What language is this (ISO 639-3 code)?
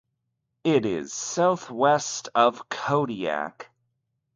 eng